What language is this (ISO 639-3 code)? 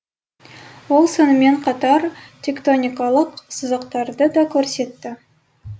kaz